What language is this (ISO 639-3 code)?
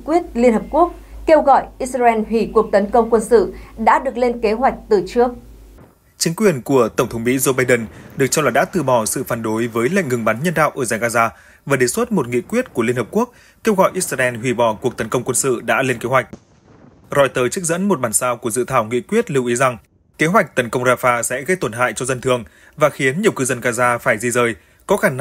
vie